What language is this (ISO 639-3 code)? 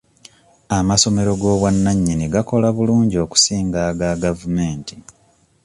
lug